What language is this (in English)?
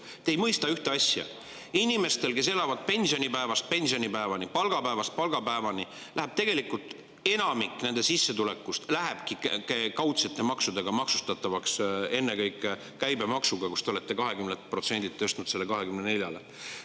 Estonian